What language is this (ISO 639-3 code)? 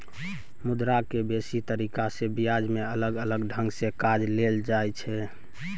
mai